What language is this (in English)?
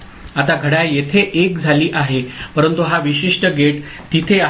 Marathi